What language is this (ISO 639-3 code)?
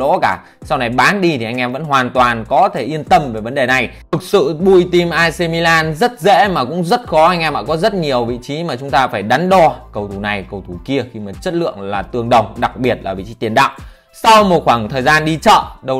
vie